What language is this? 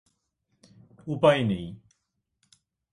Bangla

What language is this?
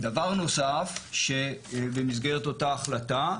Hebrew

